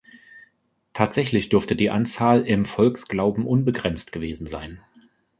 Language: German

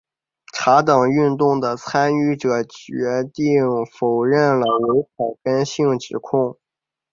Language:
Chinese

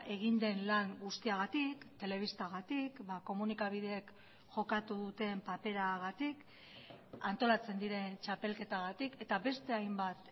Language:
Basque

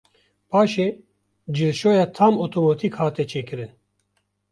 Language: Kurdish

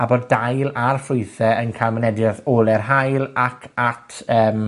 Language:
Welsh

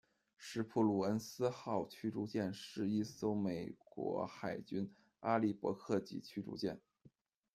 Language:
Chinese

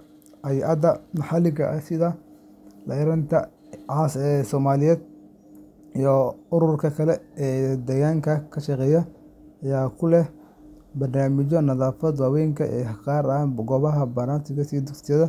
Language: Somali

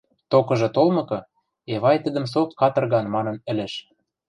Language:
Western Mari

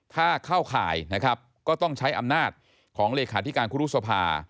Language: Thai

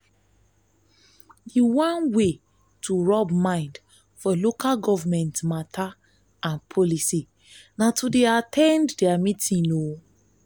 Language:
Nigerian Pidgin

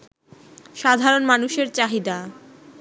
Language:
Bangla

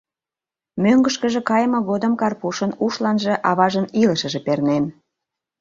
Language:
Mari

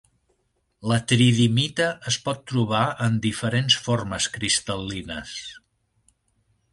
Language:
Catalan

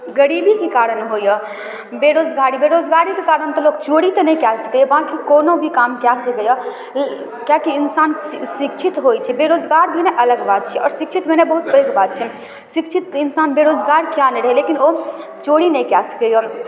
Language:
Maithili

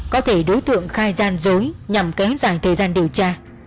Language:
Vietnamese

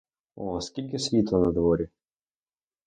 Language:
Ukrainian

